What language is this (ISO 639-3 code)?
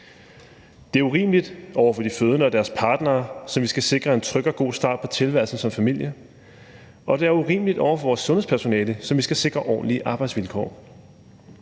dan